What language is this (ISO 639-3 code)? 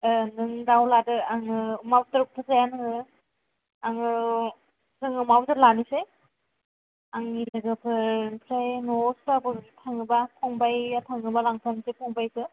brx